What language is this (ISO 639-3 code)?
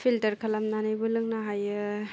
brx